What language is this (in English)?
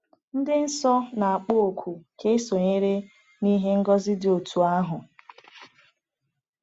Igbo